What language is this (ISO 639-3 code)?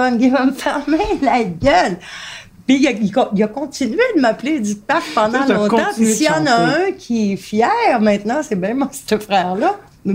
fra